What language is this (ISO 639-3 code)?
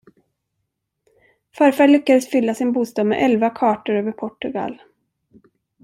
swe